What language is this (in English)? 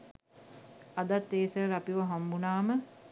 Sinhala